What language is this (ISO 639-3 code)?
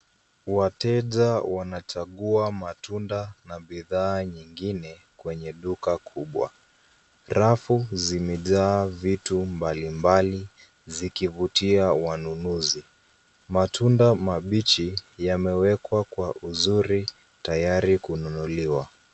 swa